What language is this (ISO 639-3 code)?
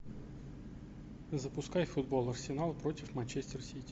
rus